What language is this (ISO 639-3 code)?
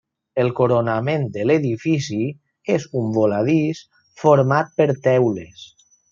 cat